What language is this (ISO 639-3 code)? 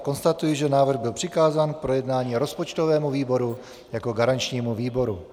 ces